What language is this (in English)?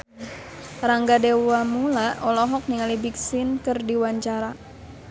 Sundanese